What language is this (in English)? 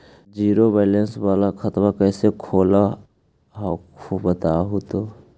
Magahi